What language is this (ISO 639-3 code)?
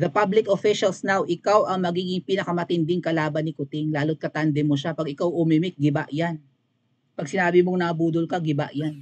fil